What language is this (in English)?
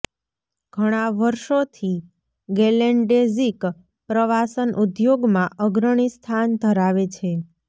Gujarati